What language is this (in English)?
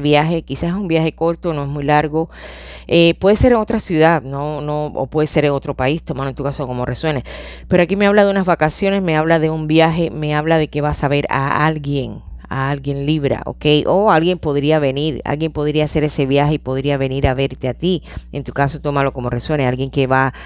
Spanish